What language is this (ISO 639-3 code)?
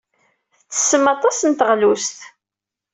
kab